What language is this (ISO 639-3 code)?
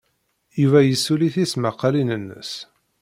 kab